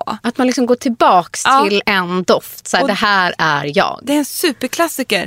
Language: Swedish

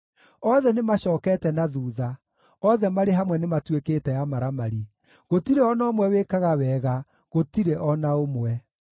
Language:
Kikuyu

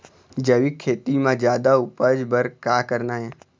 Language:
Chhattisgarhi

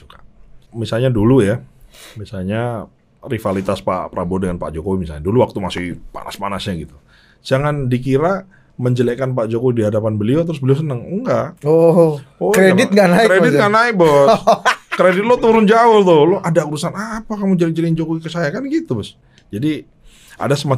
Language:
Indonesian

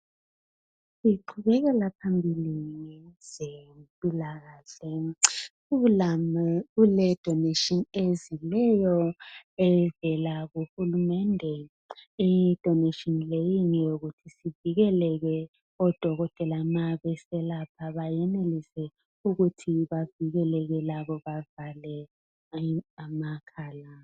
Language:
North Ndebele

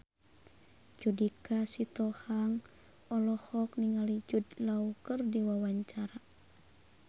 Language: Sundanese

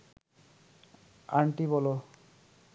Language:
Bangla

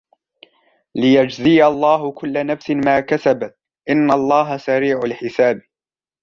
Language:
Arabic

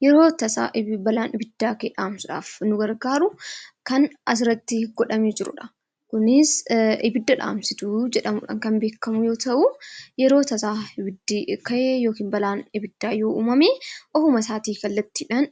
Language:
Oromo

